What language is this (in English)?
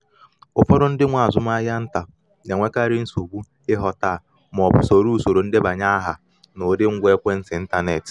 Igbo